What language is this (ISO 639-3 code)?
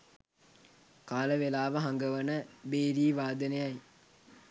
sin